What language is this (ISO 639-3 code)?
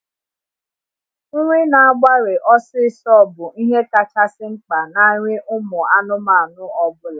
ibo